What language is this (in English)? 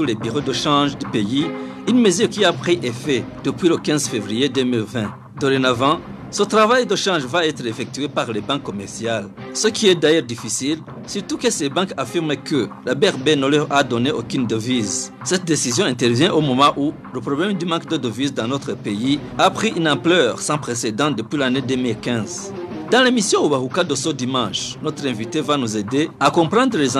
French